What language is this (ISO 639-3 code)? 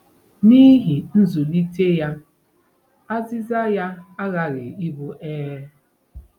ibo